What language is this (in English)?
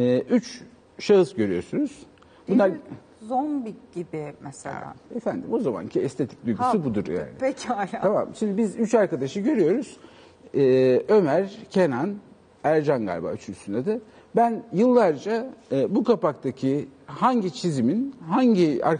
Turkish